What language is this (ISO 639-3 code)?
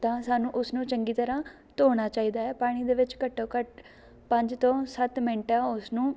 pan